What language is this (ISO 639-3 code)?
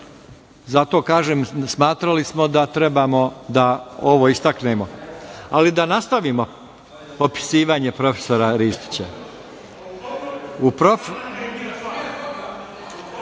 srp